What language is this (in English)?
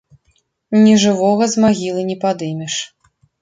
Belarusian